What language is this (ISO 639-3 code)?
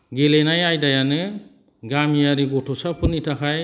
brx